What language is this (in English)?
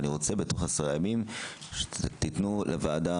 Hebrew